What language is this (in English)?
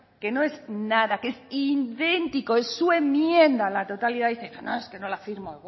Spanish